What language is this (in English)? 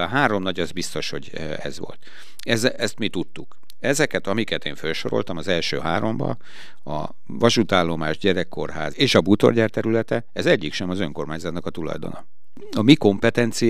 Hungarian